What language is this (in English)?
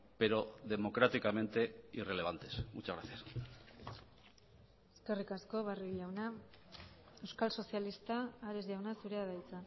Basque